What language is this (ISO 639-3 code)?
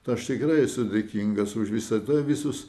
lit